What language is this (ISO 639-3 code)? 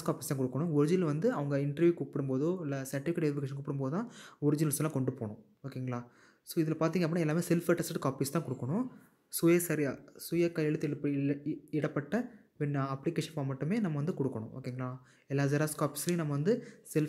tam